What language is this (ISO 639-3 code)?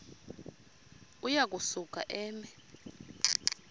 xho